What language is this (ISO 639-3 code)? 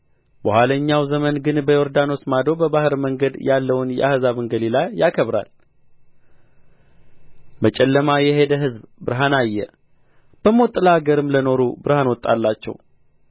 amh